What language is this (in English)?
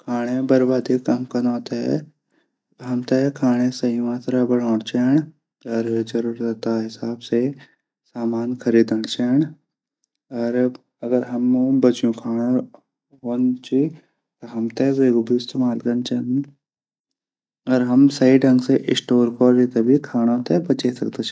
Garhwali